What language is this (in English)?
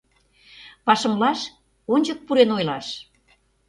Mari